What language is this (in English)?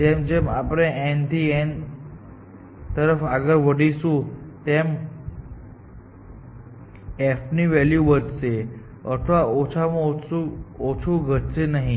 Gujarati